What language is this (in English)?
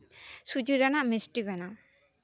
Santali